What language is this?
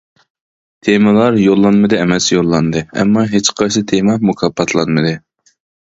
Uyghur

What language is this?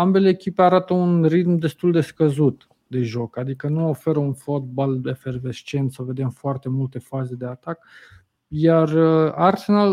Romanian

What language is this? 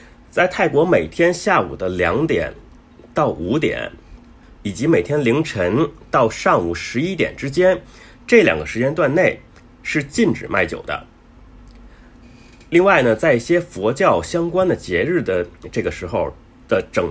Chinese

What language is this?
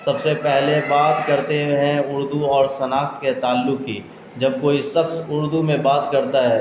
Urdu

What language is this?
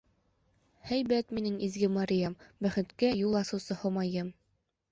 Bashkir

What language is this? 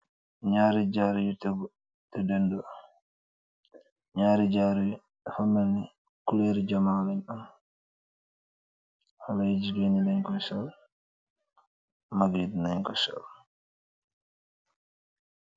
Wolof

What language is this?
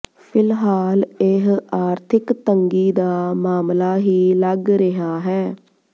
Punjabi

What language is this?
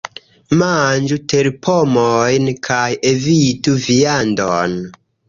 Esperanto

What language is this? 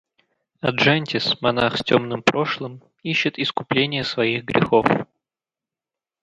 Russian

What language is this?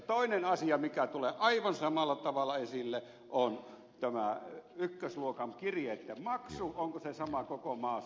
Finnish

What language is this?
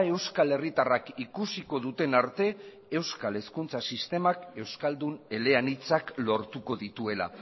Basque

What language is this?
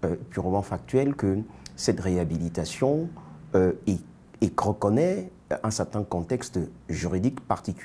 French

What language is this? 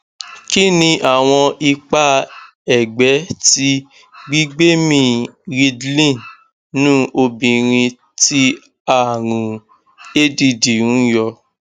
Yoruba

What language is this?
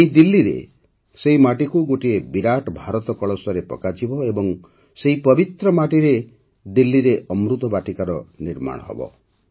Odia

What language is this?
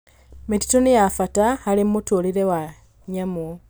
Kikuyu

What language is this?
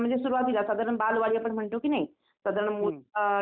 Marathi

